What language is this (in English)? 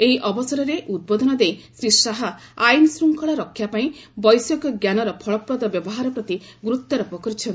Odia